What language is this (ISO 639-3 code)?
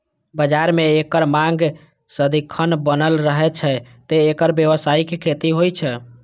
mai